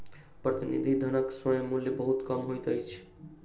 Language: Maithili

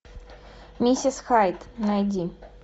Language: Russian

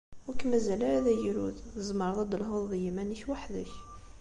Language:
Kabyle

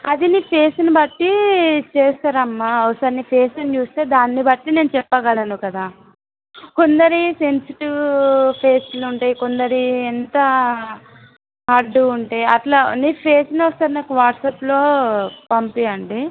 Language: Telugu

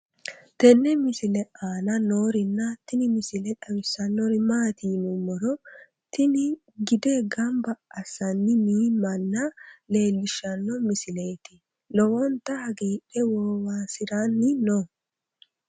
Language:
Sidamo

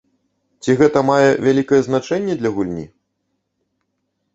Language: Belarusian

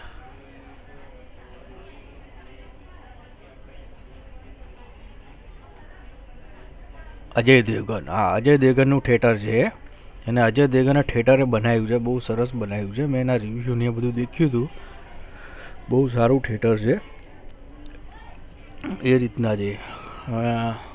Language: Gujarati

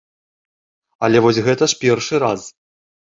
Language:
Belarusian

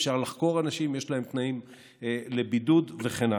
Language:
Hebrew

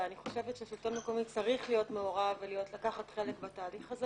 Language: Hebrew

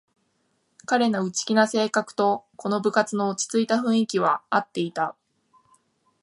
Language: Japanese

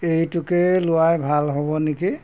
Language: Assamese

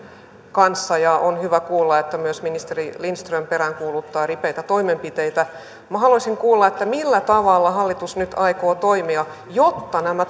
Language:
Finnish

